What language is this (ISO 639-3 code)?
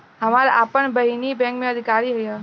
bho